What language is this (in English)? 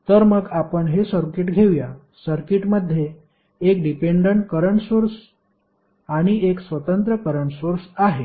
Marathi